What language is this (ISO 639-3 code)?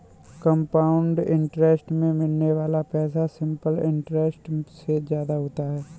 hin